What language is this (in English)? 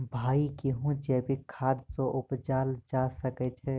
Maithili